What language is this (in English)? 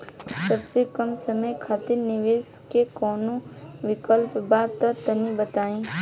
Bhojpuri